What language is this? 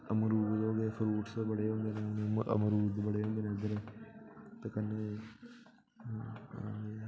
Dogri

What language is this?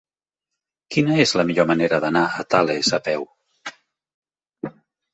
Catalan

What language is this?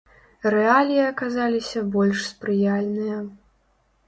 Belarusian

